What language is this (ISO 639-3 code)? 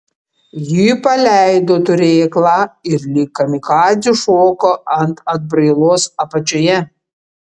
lit